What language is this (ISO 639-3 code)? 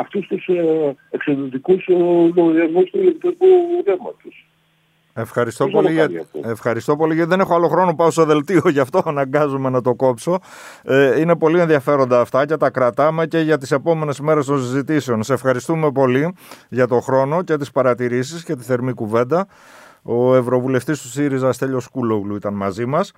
ell